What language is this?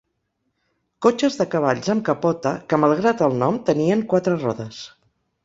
Catalan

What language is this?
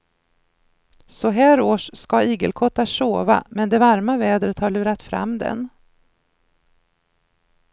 Swedish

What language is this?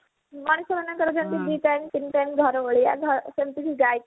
Odia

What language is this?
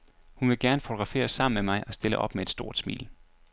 Danish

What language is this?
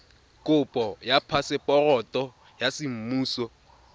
Tswana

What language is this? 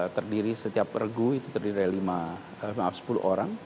Indonesian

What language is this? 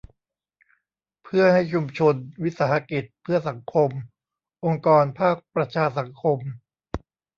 Thai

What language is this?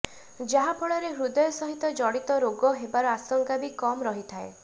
Odia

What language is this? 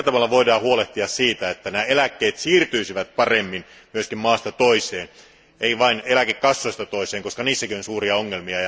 Finnish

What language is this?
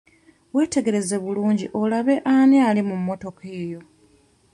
Ganda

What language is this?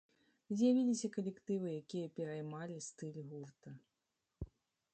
Belarusian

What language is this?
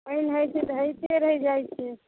Maithili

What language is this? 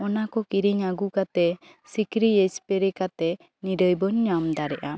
Santali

